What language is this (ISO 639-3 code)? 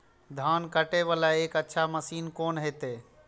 mai